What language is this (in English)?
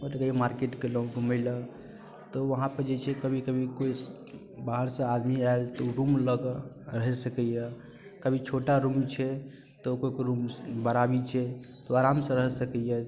Maithili